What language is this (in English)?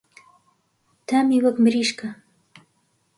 Central Kurdish